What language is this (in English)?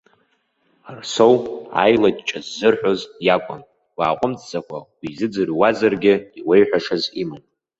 Abkhazian